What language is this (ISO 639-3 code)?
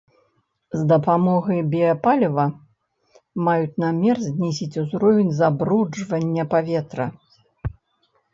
bel